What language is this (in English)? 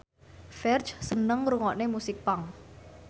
Javanese